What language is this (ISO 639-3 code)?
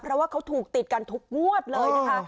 tha